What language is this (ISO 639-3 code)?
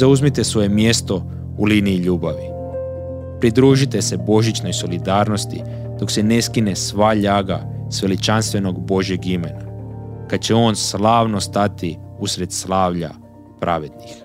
hrv